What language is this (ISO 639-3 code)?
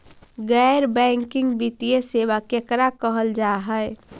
mag